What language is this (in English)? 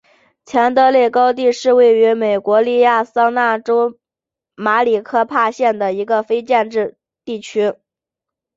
Chinese